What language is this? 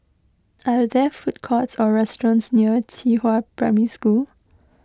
English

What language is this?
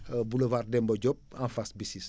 Wolof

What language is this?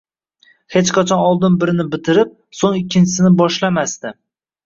Uzbek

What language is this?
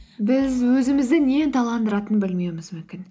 Kazakh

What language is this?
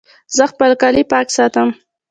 Pashto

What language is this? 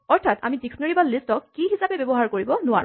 Assamese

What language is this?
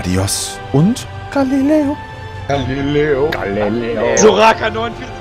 German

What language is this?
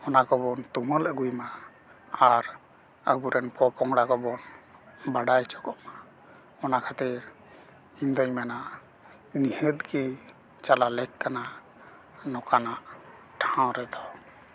Santali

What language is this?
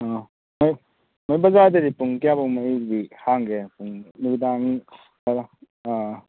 Manipuri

